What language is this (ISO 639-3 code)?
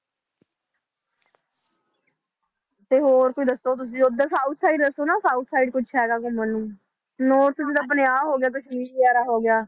pan